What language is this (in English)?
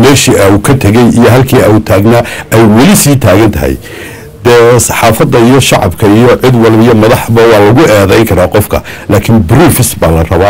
Arabic